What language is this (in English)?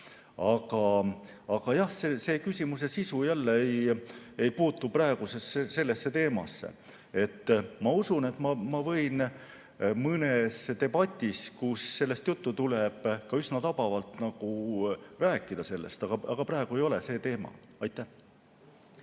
Estonian